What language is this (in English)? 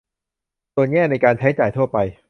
Thai